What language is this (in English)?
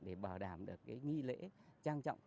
Vietnamese